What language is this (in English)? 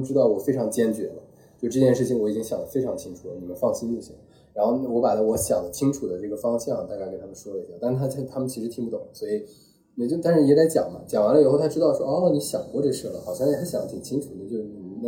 Chinese